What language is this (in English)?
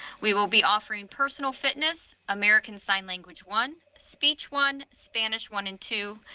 English